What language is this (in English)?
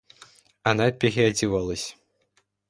Russian